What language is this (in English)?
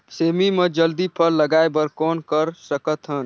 Chhattisgarhi